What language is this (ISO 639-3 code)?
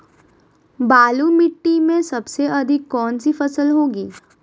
mag